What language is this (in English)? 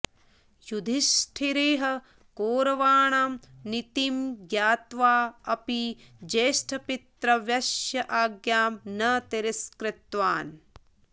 Sanskrit